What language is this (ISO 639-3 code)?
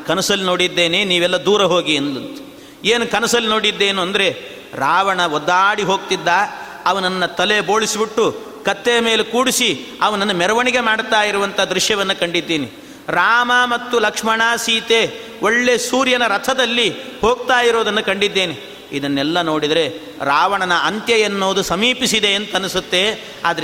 kan